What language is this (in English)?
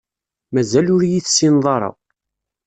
Kabyle